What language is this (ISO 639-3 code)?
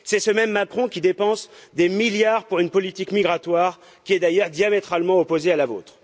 fra